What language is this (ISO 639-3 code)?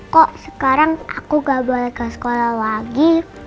ind